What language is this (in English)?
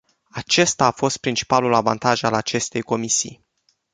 Romanian